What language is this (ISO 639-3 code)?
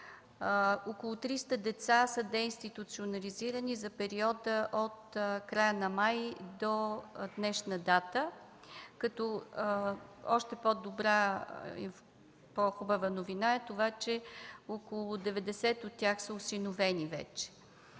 bul